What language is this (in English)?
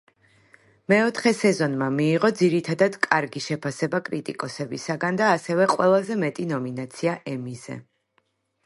Georgian